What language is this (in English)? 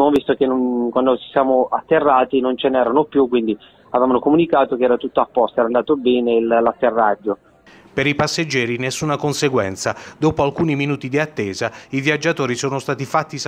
Italian